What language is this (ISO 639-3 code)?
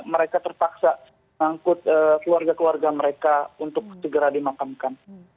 ind